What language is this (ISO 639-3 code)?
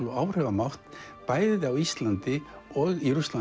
isl